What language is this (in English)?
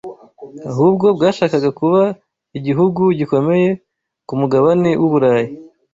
Kinyarwanda